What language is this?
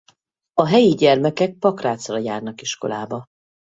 Hungarian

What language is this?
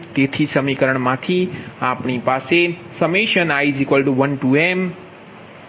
Gujarati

